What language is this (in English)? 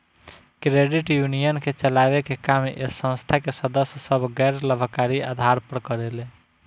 Bhojpuri